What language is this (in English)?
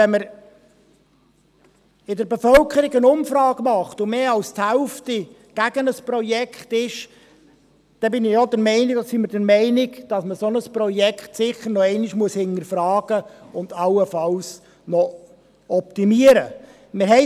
Swiss German